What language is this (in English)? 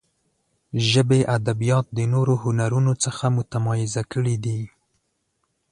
Pashto